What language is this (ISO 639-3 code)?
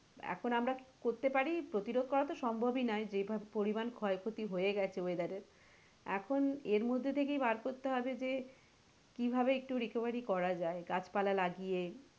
ben